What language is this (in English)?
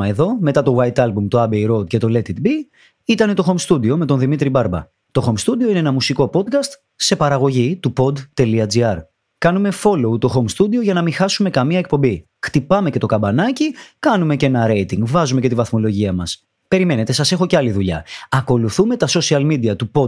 Greek